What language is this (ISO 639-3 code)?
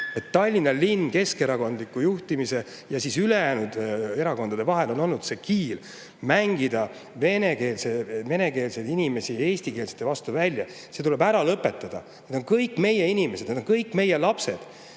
est